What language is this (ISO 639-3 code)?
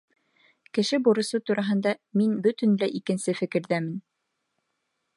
bak